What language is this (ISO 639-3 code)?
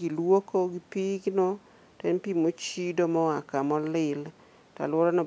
luo